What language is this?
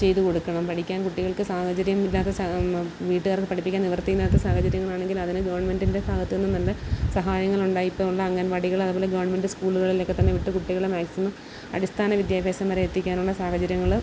Malayalam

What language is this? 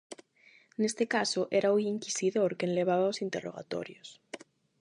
Galician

